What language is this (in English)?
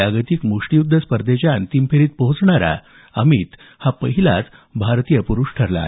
Marathi